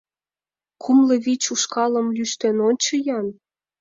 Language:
Mari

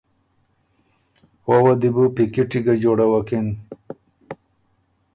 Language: Ormuri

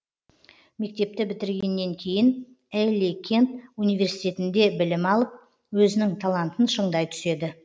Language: Kazakh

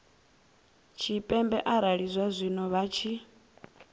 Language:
Venda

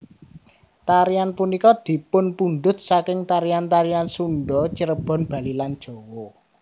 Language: Javanese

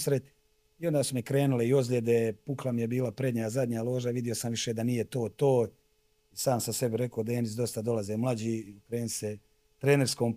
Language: Croatian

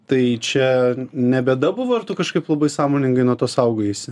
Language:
Lithuanian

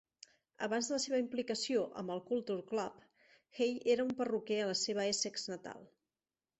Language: Catalan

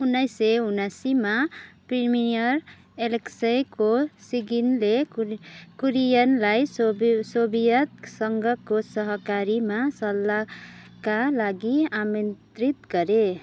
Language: Nepali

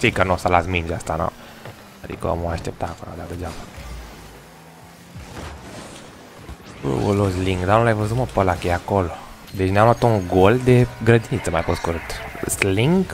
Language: Romanian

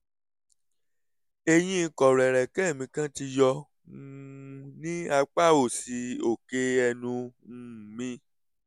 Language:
Yoruba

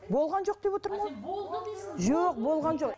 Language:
Kazakh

